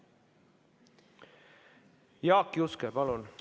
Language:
Estonian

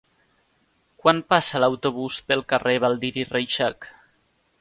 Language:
Catalan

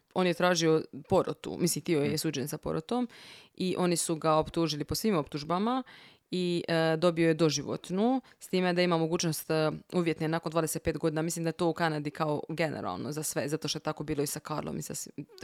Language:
Croatian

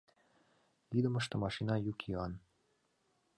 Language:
Mari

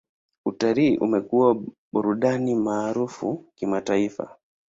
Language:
Swahili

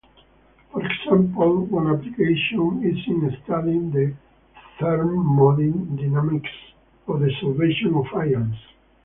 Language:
English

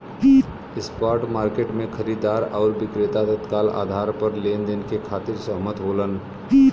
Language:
Bhojpuri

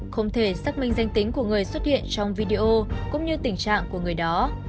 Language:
Vietnamese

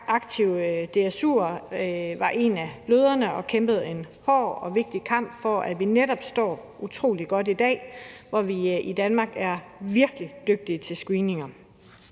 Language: Danish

